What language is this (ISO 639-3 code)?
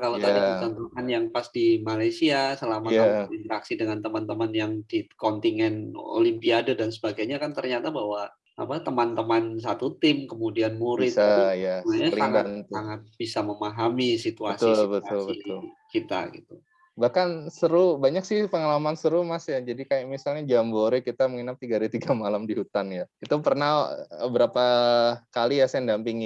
ind